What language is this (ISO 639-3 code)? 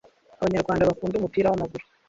kin